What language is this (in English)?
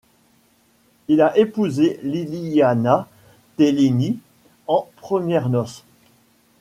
French